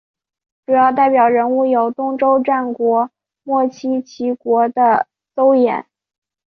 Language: Chinese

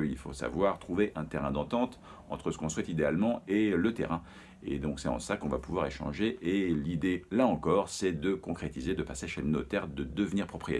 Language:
French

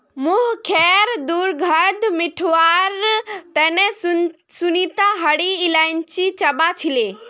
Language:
Magahi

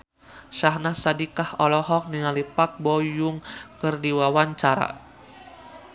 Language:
Sundanese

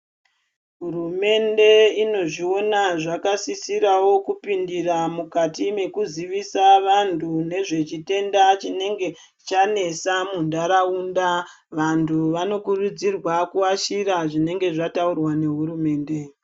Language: Ndau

